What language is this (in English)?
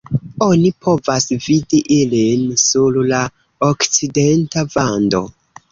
Esperanto